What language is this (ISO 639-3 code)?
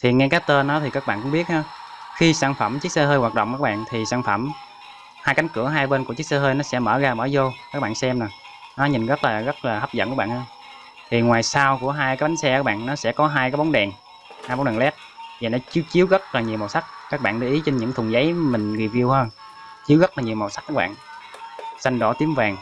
vie